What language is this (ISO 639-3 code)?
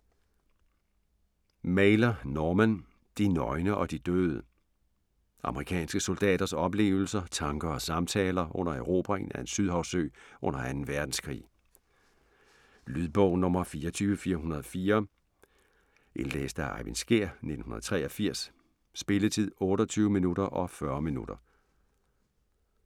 dan